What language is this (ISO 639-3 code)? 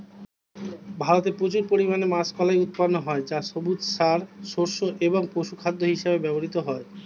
ben